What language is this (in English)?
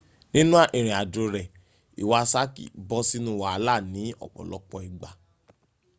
Yoruba